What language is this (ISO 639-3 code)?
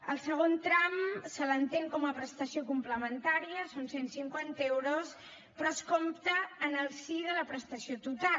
cat